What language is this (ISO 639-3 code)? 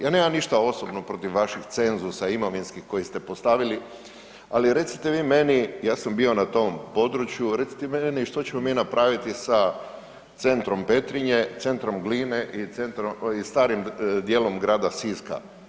hrv